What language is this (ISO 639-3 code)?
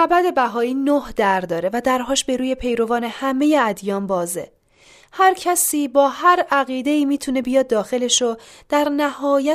fas